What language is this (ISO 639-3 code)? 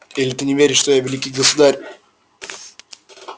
rus